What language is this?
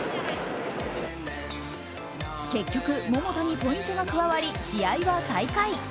Japanese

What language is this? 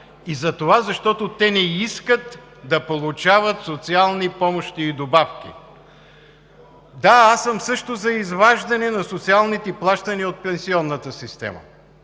Bulgarian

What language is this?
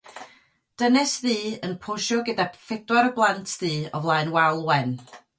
Welsh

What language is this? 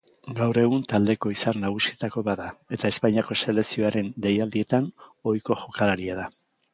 Basque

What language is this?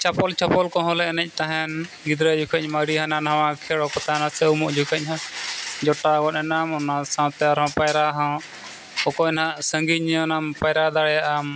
Santali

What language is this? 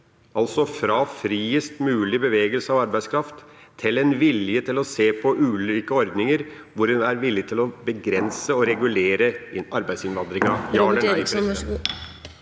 Norwegian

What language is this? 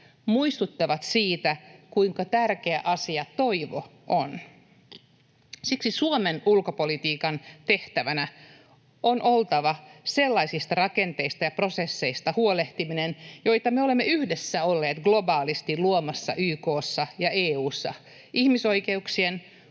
Finnish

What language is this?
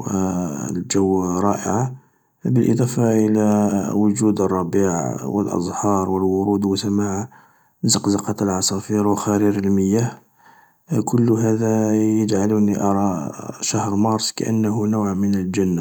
Algerian Arabic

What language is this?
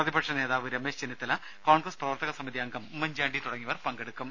Malayalam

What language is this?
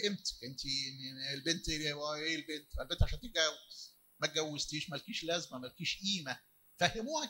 Arabic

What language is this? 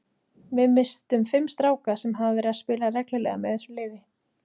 Icelandic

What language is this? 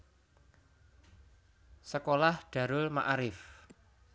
Javanese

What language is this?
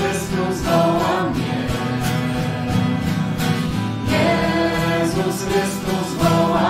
Romanian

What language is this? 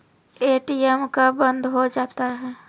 Maithili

